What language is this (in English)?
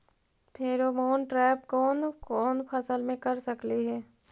Magahi